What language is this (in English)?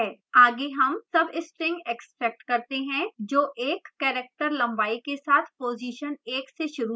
Hindi